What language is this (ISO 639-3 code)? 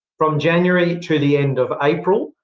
eng